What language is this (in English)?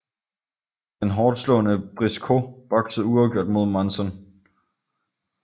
Danish